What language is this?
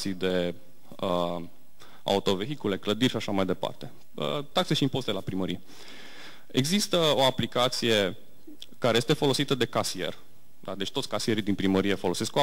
Romanian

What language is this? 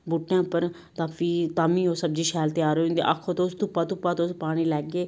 Dogri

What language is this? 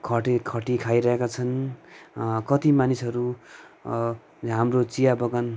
Nepali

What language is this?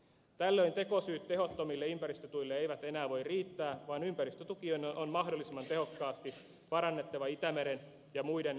Finnish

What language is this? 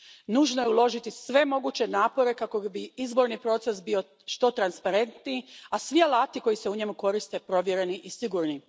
Croatian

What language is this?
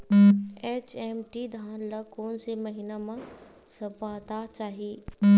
Chhattisgarhi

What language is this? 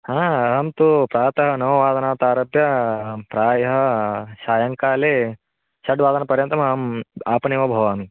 Sanskrit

